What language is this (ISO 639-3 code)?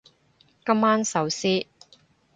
yue